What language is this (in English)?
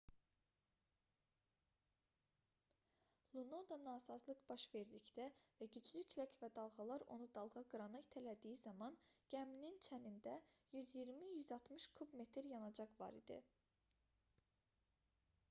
Azerbaijani